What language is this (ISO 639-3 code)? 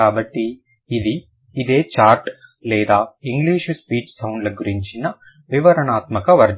tel